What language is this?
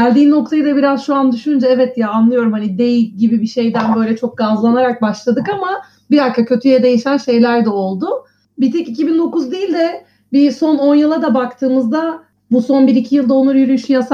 Turkish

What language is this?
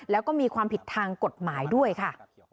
Thai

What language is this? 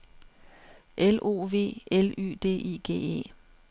Danish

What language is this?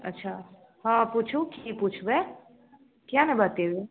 Maithili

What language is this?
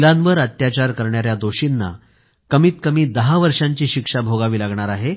Marathi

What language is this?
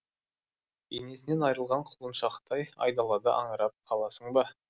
Kazakh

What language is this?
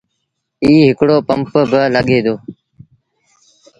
Sindhi Bhil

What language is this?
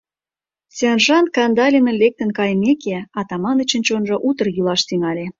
Mari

